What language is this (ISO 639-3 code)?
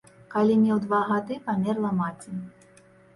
bel